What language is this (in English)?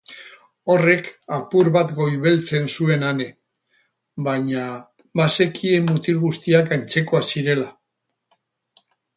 Basque